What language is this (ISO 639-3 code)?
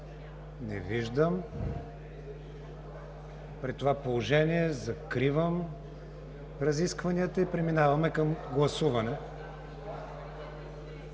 bul